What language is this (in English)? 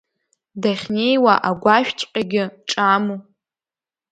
Abkhazian